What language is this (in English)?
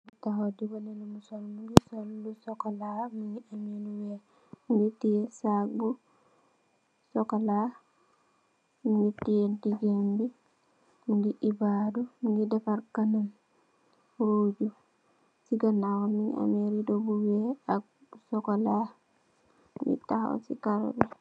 Wolof